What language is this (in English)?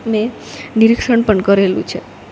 Gujarati